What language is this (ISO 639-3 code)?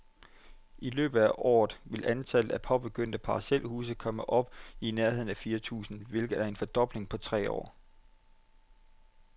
dan